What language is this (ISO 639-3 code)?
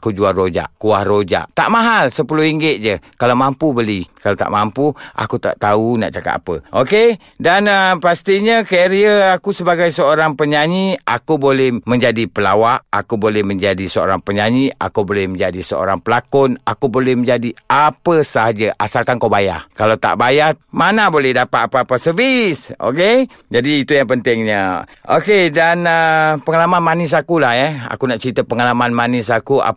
msa